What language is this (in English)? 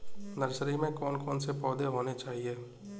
Hindi